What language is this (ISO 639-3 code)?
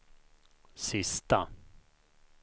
swe